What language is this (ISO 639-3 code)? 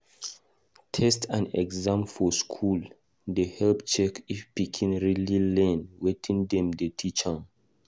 pcm